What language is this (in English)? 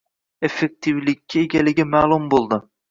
Uzbek